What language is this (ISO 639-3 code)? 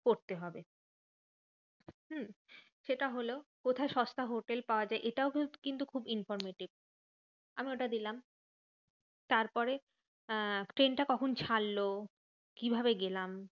ben